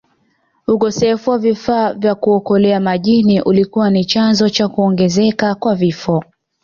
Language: Swahili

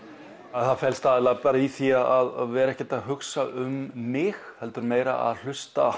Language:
Icelandic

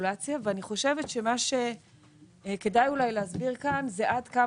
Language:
Hebrew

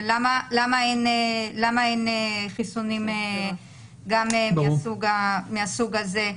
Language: Hebrew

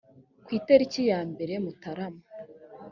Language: Kinyarwanda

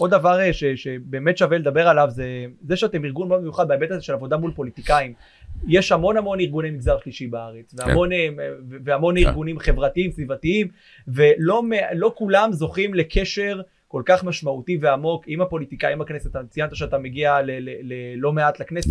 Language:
Hebrew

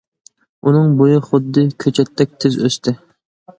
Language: Uyghur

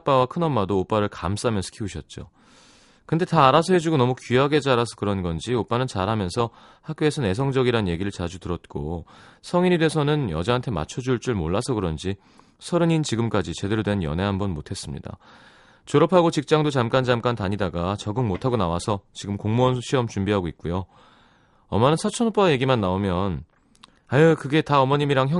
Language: Korean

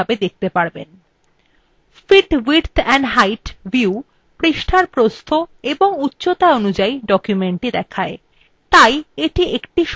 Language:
Bangla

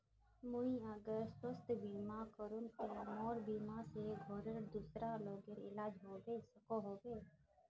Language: Magahi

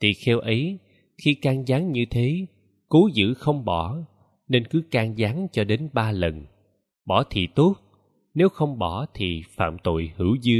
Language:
Vietnamese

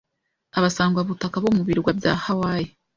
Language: Kinyarwanda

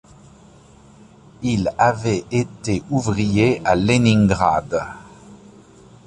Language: French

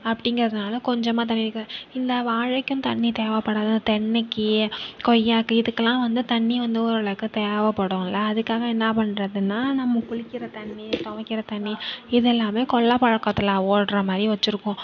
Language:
Tamil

